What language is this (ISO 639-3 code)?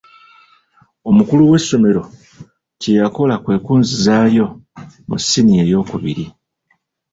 lug